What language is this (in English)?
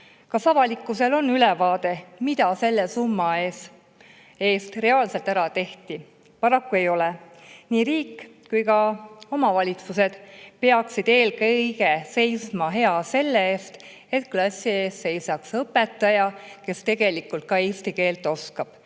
Estonian